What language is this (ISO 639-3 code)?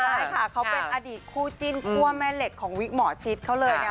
tha